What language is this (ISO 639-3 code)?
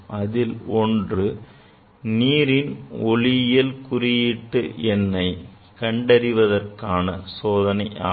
tam